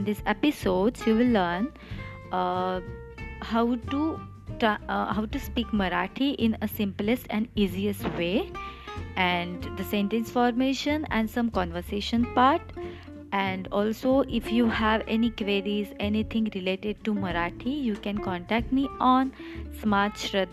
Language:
Marathi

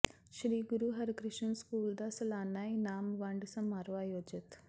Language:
Punjabi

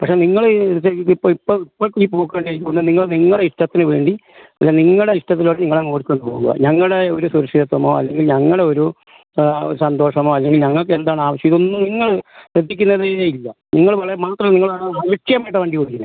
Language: Malayalam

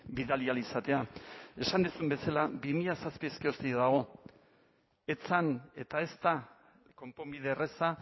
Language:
Basque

